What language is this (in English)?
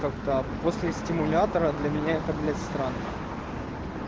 Russian